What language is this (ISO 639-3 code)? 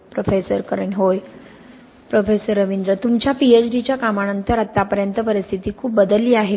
mar